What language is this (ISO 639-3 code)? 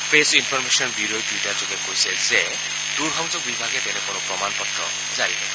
asm